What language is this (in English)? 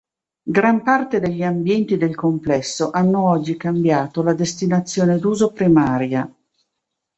Italian